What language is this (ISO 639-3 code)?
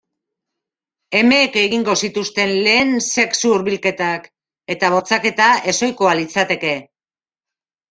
eus